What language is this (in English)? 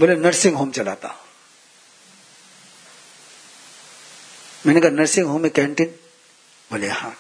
Hindi